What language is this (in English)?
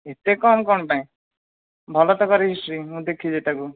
Odia